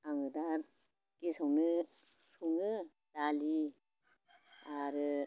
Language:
Bodo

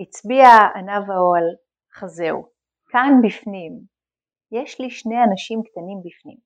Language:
Hebrew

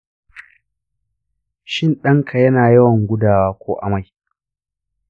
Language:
Hausa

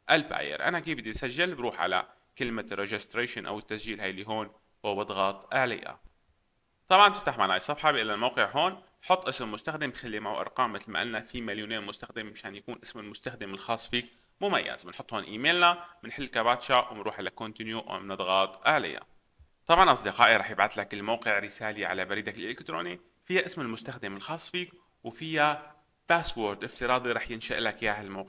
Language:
Arabic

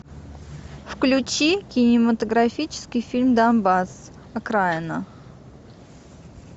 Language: Russian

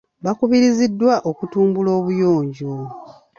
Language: Ganda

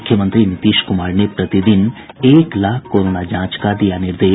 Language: Hindi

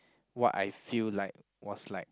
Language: English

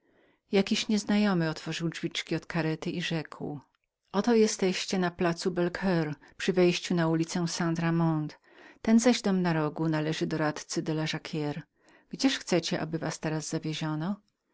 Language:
Polish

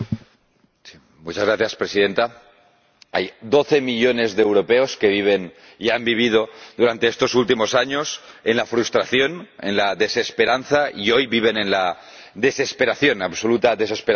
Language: Spanish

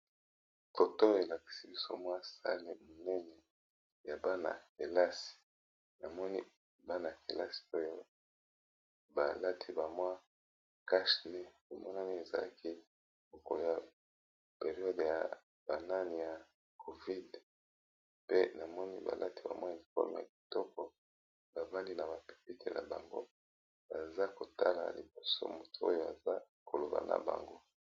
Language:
Lingala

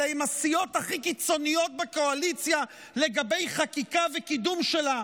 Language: Hebrew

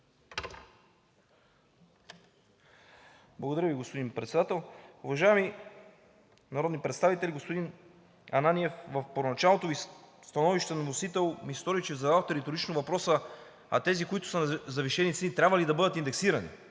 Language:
Bulgarian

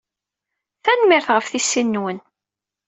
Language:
Kabyle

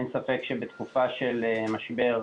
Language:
Hebrew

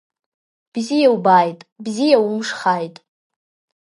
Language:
Abkhazian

